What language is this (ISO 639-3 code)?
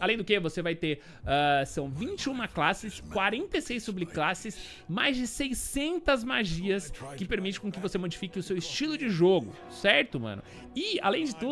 por